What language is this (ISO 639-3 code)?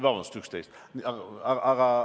est